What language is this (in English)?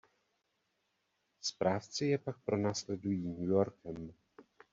Czech